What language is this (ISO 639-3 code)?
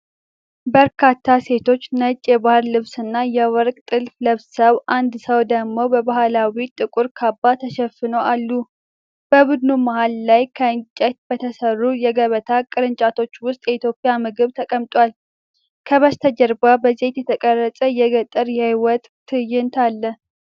amh